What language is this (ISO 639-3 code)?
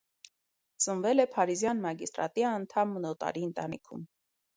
hye